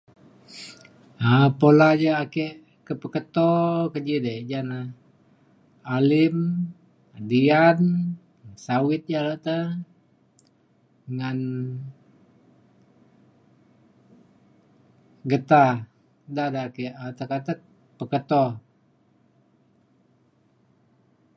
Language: Mainstream Kenyah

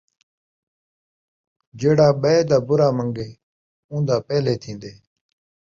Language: Saraiki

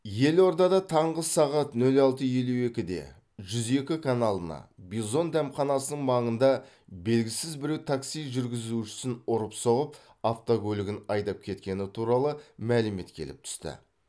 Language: Kazakh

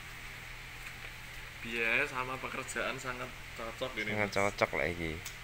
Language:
Indonesian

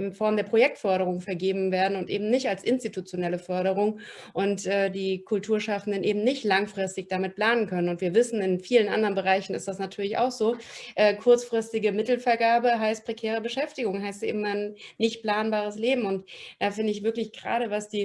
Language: German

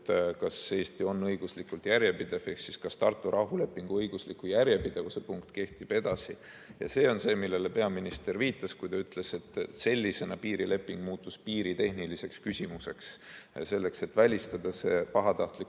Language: Estonian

